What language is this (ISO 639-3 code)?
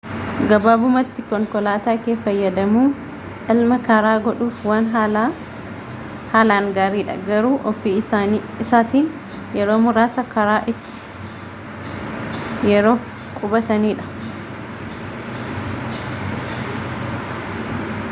orm